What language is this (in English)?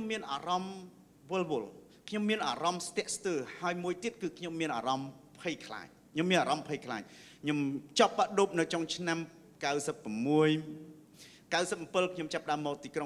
Thai